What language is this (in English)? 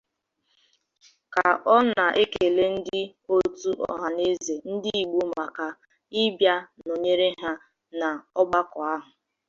Igbo